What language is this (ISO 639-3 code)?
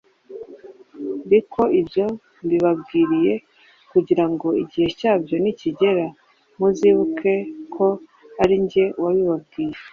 kin